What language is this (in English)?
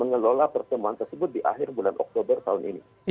Indonesian